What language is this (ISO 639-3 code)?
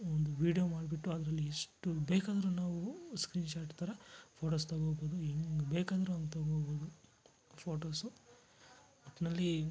kan